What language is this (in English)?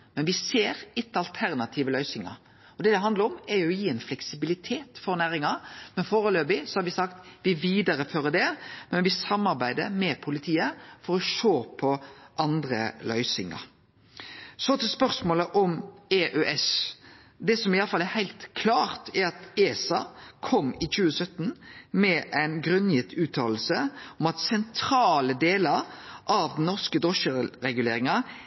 Norwegian Nynorsk